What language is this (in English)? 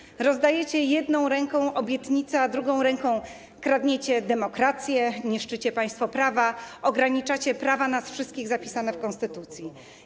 Polish